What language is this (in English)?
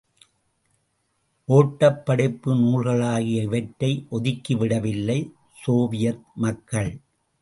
Tamil